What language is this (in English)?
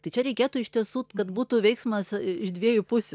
Lithuanian